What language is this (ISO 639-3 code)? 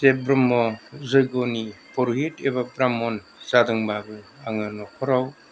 brx